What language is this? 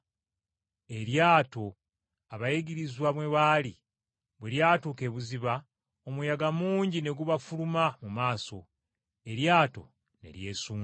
Ganda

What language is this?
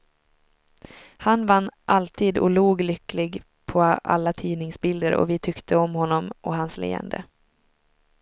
Swedish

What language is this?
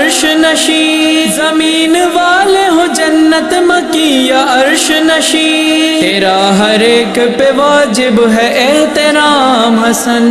Urdu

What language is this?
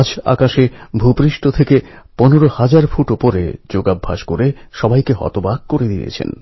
Bangla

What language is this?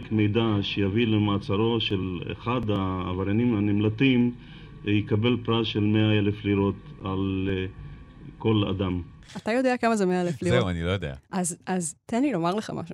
Hebrew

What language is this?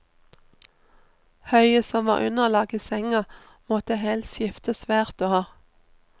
Norwegian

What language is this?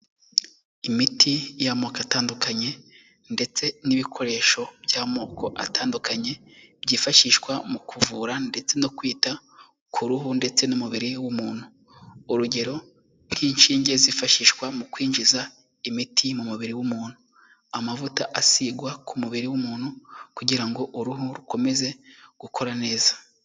Kinyarwanda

